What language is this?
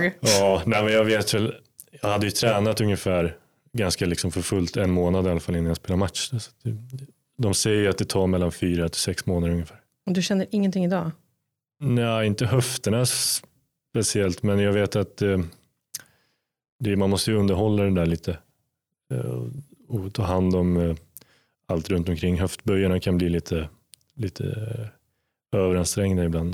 Swedish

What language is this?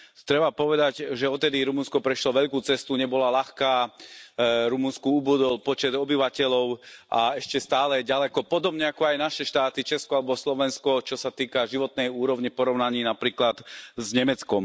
Slovak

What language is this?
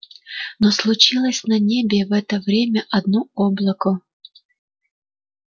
Russian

